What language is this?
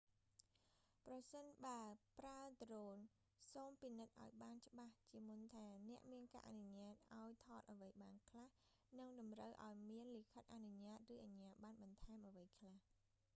Khmer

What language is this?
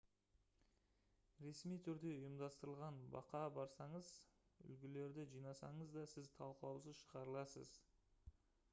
Kazakh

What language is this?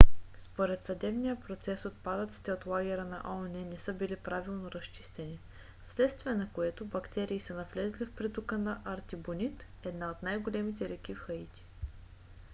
Bulgarian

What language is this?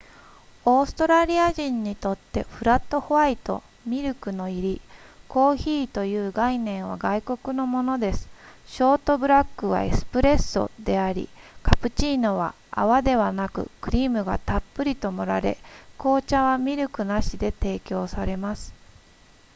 Japanese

